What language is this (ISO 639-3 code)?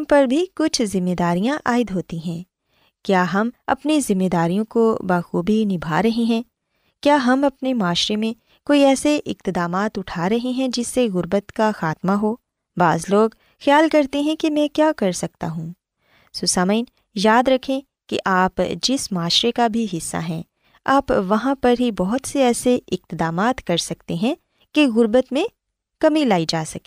urd